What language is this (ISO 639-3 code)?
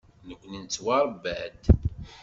kab